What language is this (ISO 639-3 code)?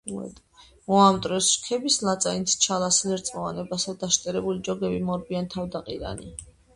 kat